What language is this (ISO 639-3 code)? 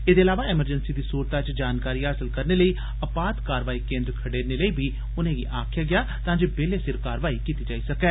doi